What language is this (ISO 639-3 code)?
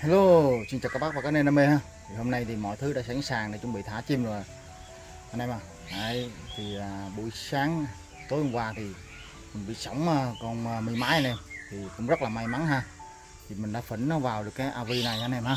vie